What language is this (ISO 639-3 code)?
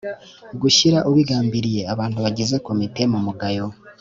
kin